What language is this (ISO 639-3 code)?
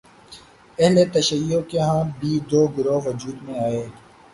urd